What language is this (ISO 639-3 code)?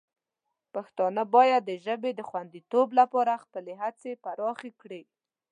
pus